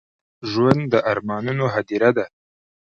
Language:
Pashto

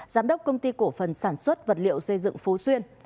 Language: Vietnamese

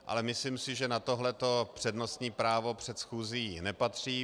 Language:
Czech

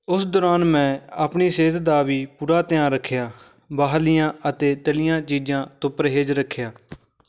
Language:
Punjabi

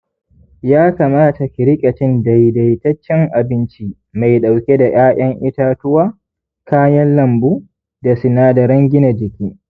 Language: Hausa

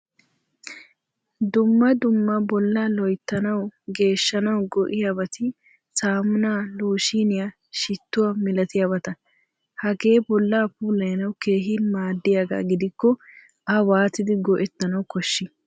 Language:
Wolaytta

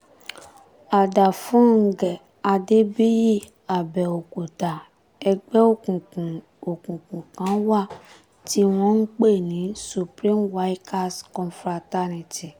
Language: Yoruba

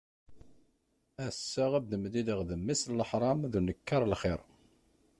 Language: Kabyle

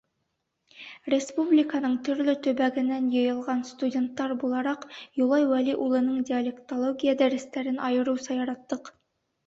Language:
Bashkir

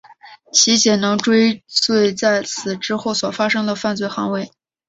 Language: Chinese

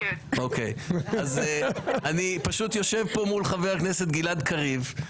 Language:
Hebrew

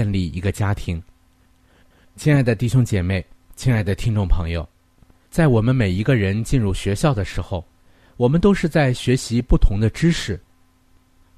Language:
Chinese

